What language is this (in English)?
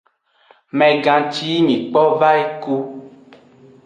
Aja (Benin)